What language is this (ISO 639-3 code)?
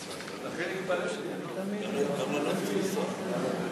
heb